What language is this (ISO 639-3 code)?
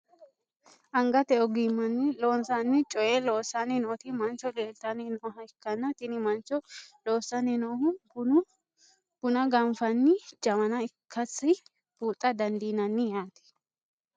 sid